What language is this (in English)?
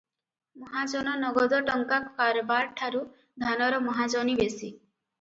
Odia